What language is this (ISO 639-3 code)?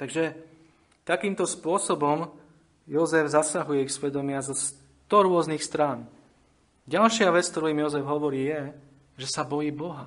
slk